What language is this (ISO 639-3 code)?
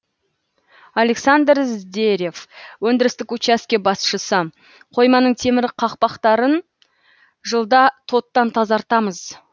kaz